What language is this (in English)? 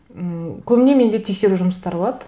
Kazakh